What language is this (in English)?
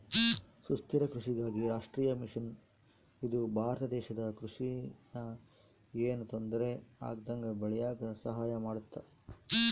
Kannada